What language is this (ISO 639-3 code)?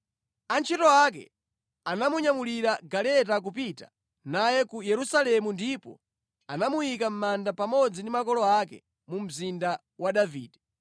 nya